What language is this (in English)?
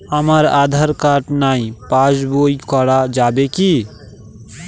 Bangla